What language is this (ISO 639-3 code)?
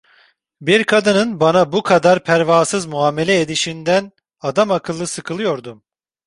tur